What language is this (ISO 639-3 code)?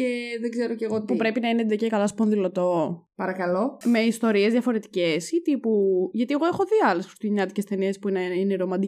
ell